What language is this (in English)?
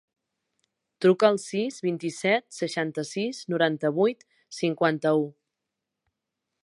Catalan